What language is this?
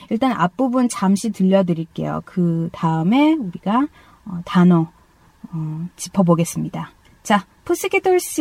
Korean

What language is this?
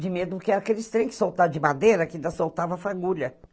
Portuguese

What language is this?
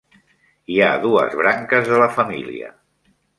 Catalan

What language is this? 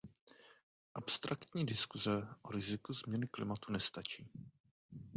Czech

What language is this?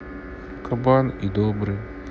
Russian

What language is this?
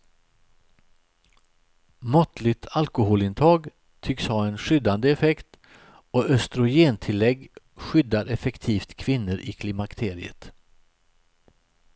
Swedish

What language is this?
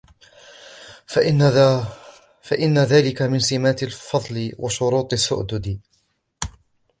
Arabic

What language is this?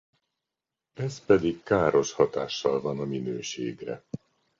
Hungarian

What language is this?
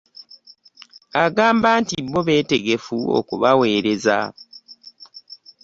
Ganda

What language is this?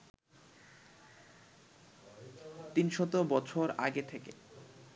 Bangla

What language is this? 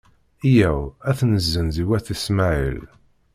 Kabyle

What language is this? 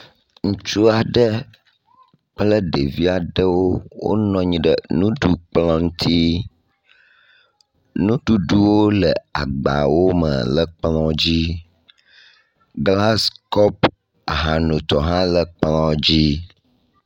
Ewe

